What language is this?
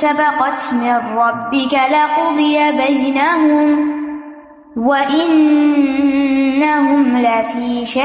Urdu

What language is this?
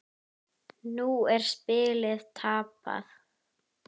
Icelandic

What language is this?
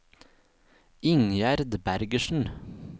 Norwegian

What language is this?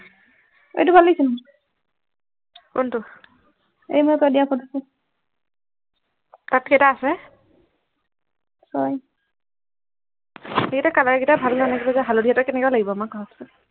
Assamese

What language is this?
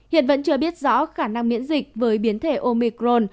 Vietnamese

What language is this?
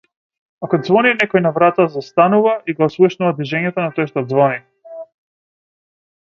Macedonian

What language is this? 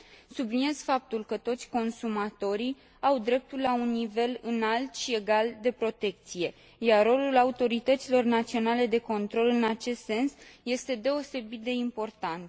Romanian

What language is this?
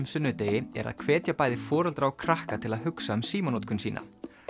Icelandic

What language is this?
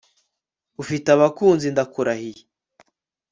Kinyarwanda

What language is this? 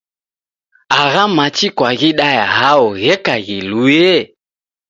Taita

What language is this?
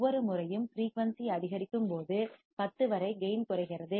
Tamil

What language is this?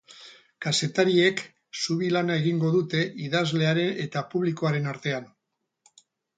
Basque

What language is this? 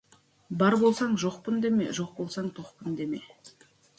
Kazakh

